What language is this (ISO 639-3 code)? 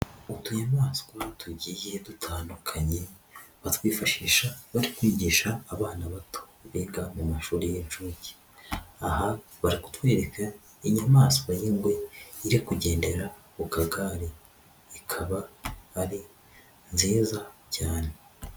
kin